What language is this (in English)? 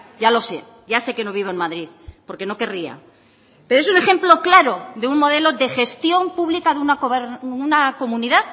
Spanish